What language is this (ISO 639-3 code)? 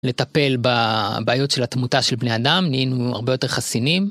heb